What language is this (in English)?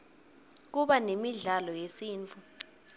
Swati